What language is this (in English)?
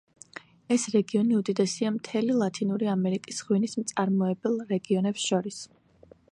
Georgian